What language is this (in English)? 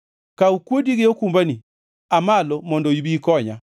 Luo (Kenya and Tanzania)